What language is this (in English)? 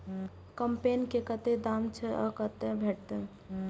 Maithili